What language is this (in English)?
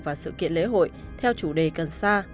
Vietnamese